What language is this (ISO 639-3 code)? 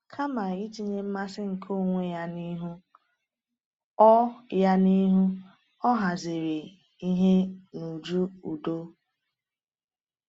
ibo